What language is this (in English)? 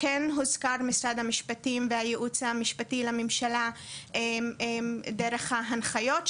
Hebrew